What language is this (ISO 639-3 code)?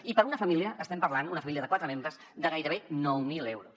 cat